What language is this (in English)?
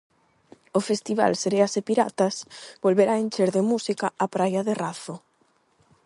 Galician